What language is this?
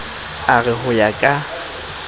Southern Sotho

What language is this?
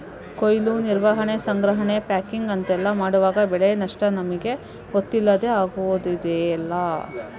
Kannada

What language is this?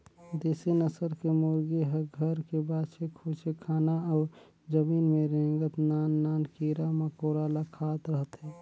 Chhattisgarhi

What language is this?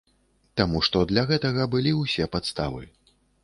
Belarusian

